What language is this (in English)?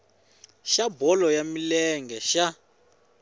Tsonga